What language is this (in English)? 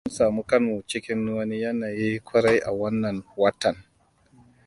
Hausa